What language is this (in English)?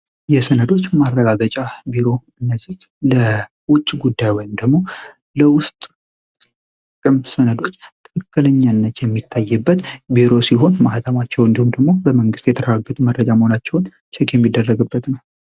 Amharic